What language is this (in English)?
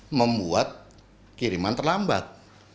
Indonesian